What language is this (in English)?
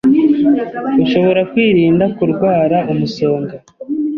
Kinyarwanda